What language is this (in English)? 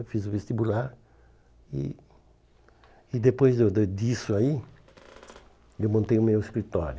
Portuguese